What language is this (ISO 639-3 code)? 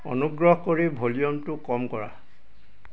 asm